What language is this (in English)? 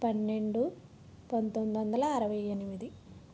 Telugu